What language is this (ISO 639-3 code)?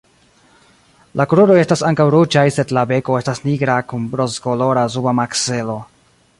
epo